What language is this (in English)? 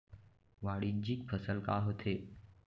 Chhattisgarhi